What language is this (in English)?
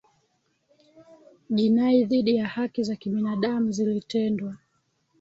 Swahili